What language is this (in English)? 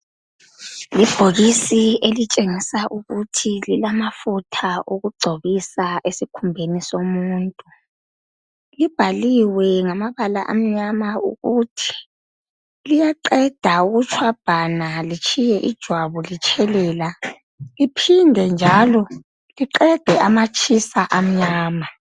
North Ndebele